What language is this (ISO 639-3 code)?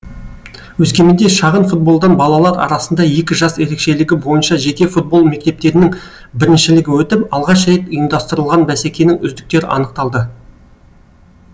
kaz